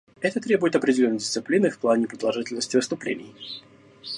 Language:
Russian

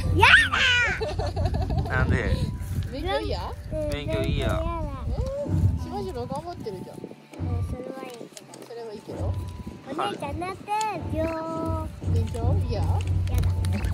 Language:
Japanese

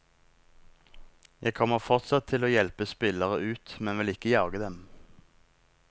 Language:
Norwegian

